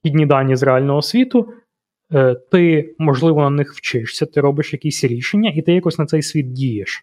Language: Ukrainian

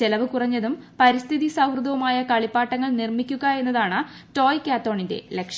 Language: Malayalam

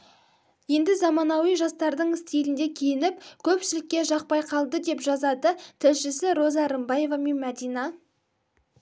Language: Kazakh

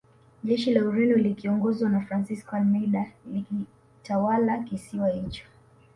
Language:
Swahili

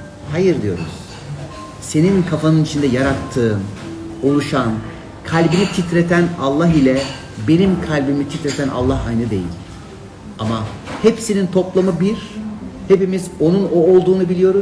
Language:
Turkish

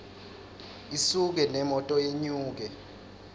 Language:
Swati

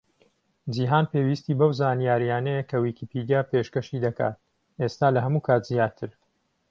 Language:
Central Kurdish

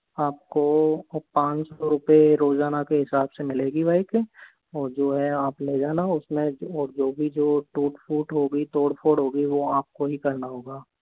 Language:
Hindi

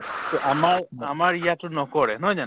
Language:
Assamese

